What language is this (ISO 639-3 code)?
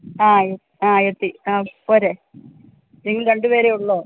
mal